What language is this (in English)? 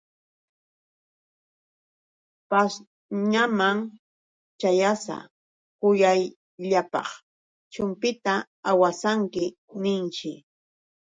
Yauyos Quechua